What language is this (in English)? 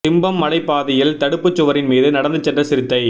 Tamil